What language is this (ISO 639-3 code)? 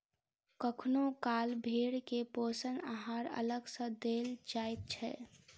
mai